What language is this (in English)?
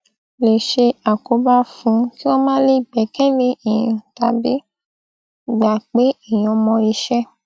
Yoruba